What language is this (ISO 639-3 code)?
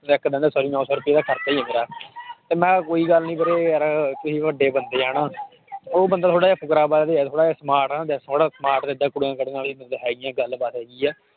pan